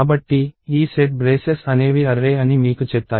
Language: Telugu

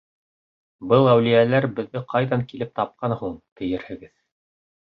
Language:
Bashkir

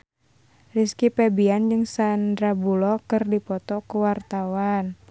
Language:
Sundanese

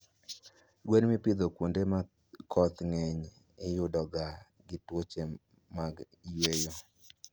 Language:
Luo (Kenya and Tanzania)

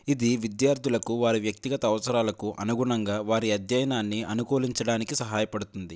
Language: Telugu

